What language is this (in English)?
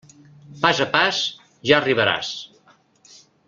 Catalan